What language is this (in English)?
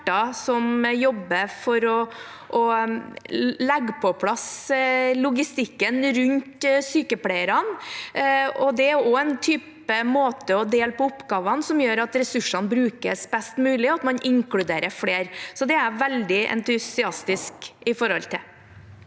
Norwegian